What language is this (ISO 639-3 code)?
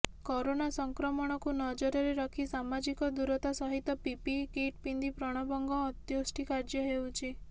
ori